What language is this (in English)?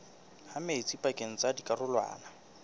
Southern Sotho